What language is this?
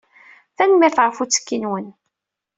Kabyle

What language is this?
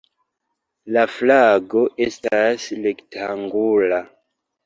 Esperanto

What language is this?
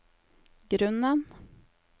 Norwegian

